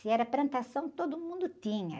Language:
Portuguese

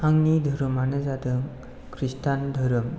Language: Bodo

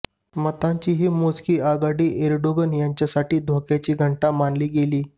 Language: Marathi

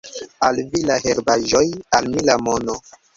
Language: Esperanto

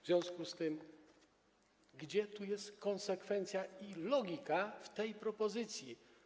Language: Polish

